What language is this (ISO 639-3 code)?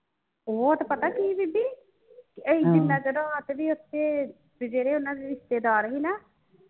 pan